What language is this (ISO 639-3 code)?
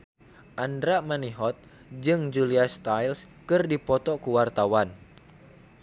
sun